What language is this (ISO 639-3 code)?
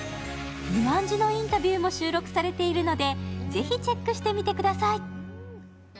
jpn